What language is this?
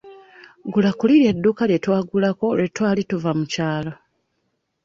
Ganda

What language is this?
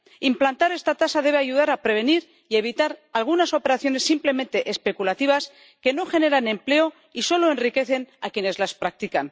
Spanish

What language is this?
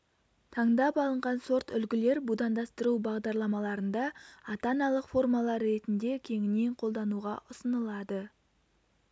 Kazakh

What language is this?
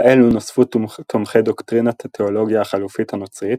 Hebrew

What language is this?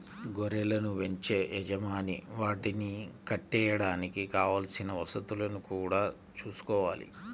Telugu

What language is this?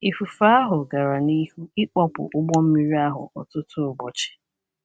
Igbo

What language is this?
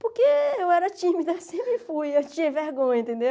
Portuguese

